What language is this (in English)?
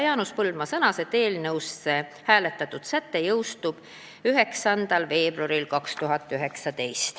Estonian